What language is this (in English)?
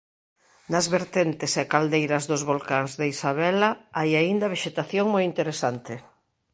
Galician